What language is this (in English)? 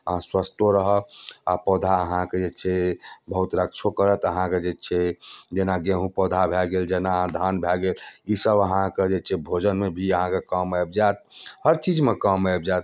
Maithili